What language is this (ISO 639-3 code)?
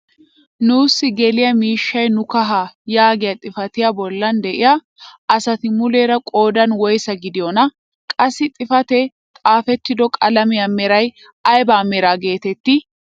wal